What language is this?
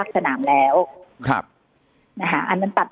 Thai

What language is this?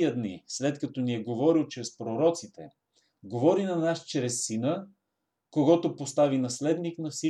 Bulgarian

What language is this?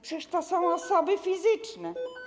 Polish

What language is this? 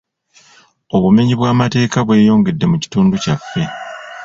Ganda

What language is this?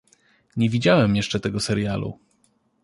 Polish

